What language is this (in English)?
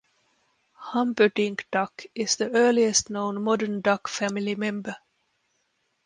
English